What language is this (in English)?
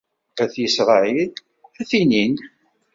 Kabyle